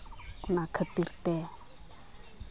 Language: Santali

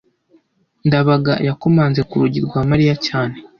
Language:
Kinyarwanda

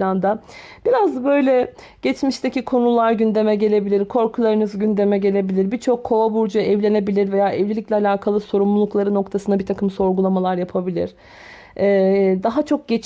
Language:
Turkish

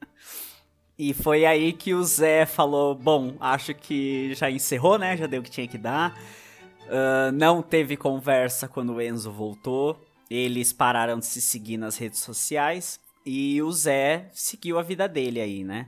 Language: Portuguese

